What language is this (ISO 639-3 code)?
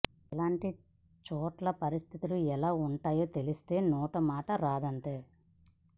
tel